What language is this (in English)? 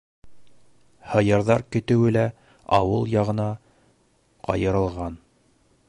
Bashkir